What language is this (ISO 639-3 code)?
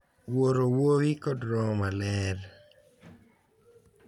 luo